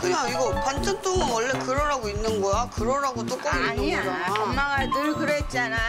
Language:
Korean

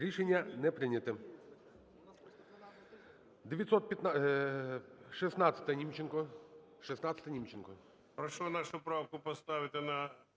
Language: Ukrainian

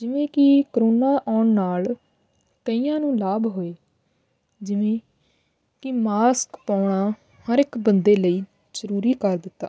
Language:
Punjabi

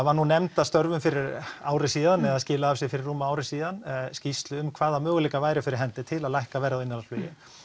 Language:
Icelandic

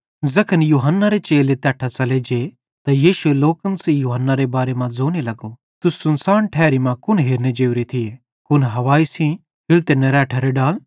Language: Bhadrawahi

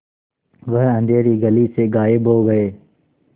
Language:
Hindi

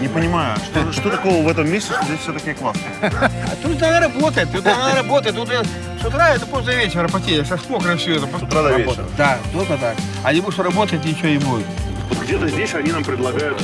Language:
Russian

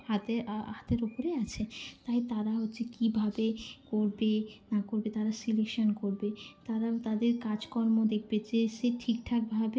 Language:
Bangla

